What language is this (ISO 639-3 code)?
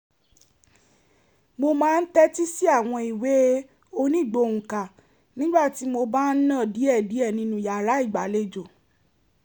yor